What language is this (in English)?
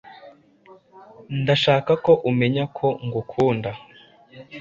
Kinyarwanda